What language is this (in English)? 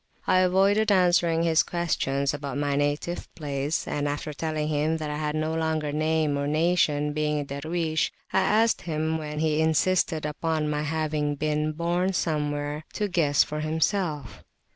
English